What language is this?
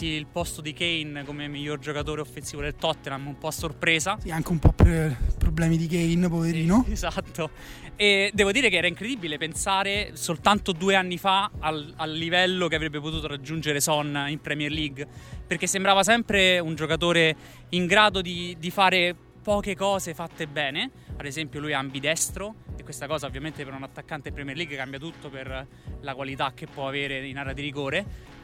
Italian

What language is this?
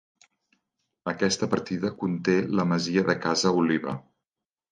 Catalan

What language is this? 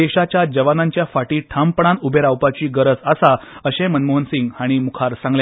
Konkani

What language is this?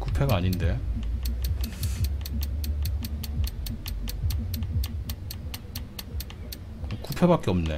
Korean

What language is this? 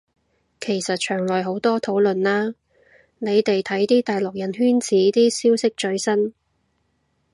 Cantonese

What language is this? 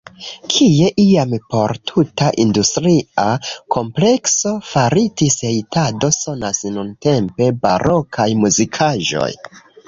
Esperanto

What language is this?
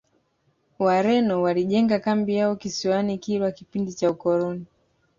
Swahili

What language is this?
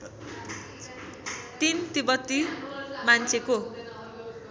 Nepali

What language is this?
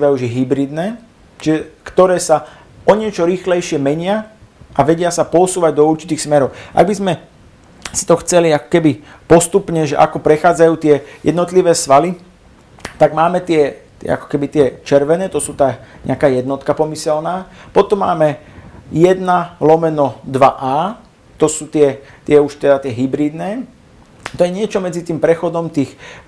Slovak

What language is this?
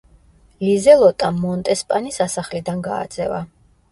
Georgian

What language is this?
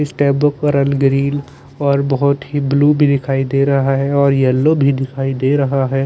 Hindi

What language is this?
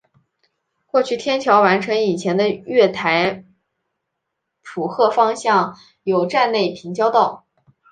Chinese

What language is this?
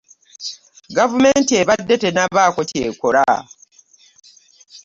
Ganda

